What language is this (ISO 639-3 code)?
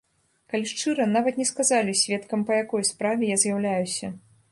bel